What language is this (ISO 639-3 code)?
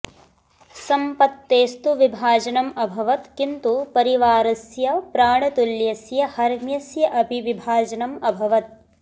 san